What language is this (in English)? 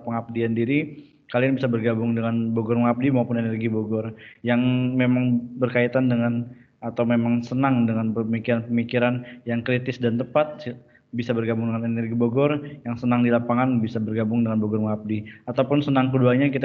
Indonesian